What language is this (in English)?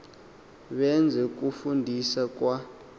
Xhosa